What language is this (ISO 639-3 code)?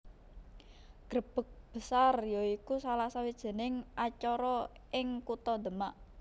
jav